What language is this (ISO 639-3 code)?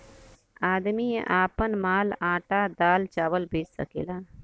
bho